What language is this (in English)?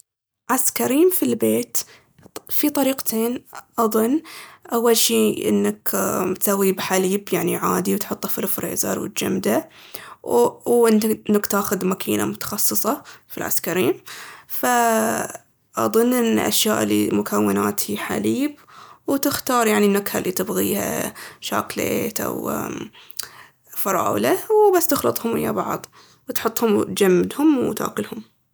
Baharna Arabic